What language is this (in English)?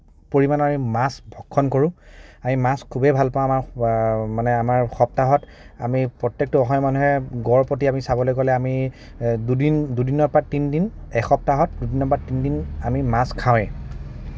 Assamese